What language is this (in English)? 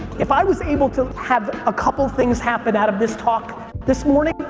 English